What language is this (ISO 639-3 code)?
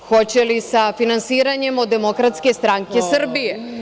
srp